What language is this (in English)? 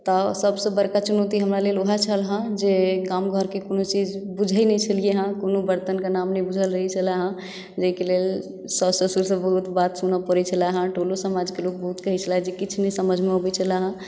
Maithili